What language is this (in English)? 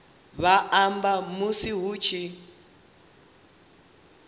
Venda